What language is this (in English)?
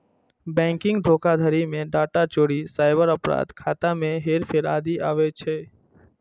Maithili